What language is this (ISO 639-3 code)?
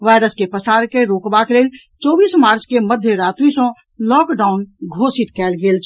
mai